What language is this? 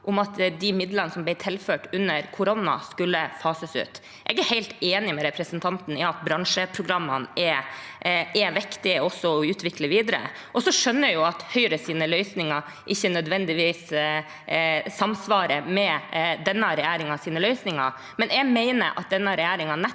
Norwegian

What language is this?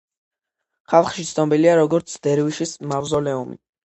Georgian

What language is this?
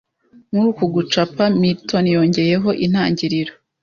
Kinyarwanda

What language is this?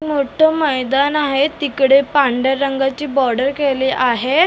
Marathi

